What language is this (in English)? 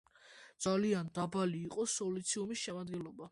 Georgian